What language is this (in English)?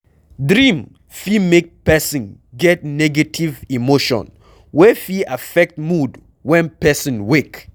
Nigerian Pidgin